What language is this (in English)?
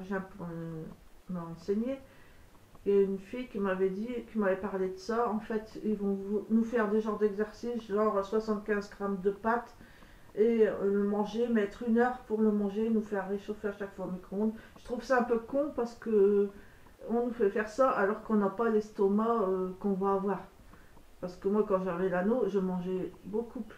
French